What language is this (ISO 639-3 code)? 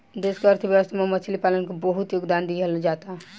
bho